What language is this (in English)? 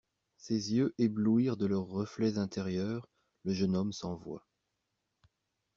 French